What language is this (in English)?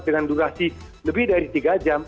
Indonesian